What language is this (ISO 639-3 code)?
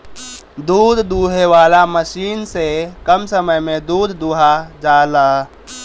bho